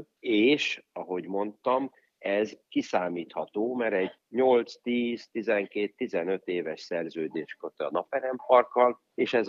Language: Hungarian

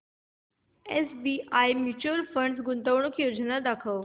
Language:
Marathi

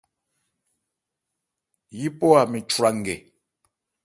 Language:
Ebrié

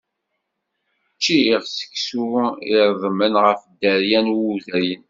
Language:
Kabyle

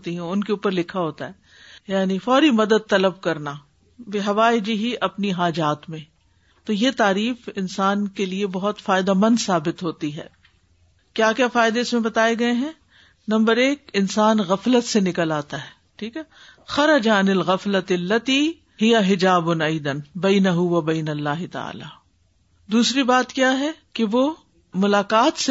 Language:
Urdu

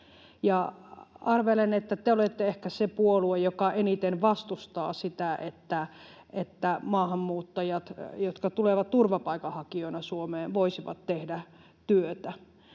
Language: Finnish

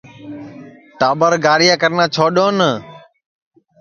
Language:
Sansi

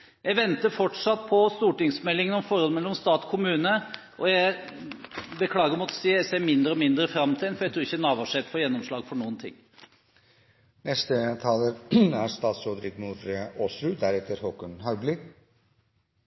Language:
Norwegian Bokmål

